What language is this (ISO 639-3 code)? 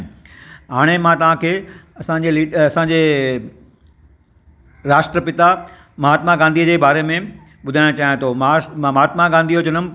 snd